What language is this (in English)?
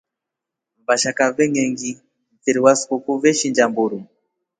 Rombo